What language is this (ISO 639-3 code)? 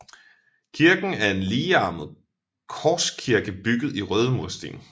dan